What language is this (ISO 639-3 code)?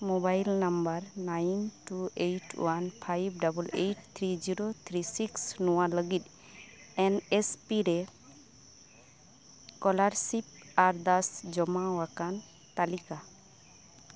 sat